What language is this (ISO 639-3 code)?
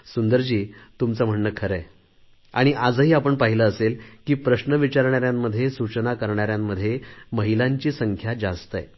mar